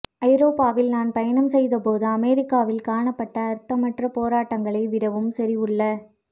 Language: Tamil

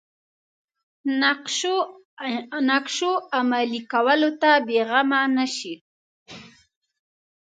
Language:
Pashto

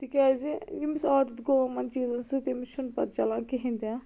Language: Kashmiri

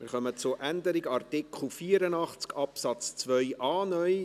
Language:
Swiss German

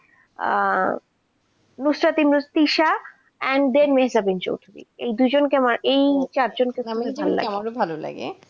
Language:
Bangla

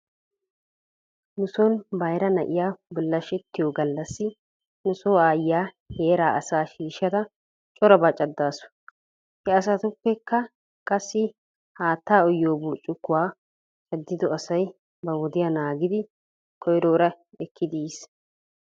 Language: Wolaytta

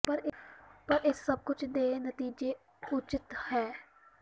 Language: Punjabi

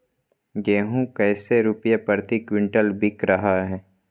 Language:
Magahi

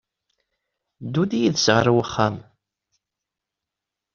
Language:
Kabyle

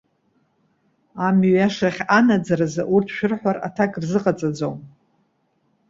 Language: Abkhazian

